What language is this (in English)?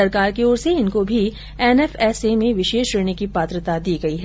Hindi